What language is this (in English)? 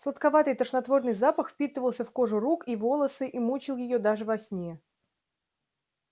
Russian